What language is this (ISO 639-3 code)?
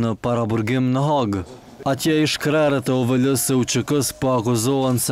ron